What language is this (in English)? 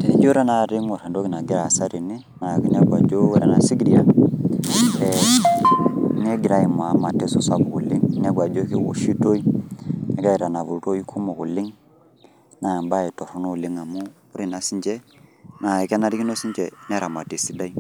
Masai